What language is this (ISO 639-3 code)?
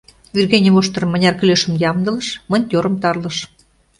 chm